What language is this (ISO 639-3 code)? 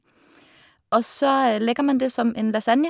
nor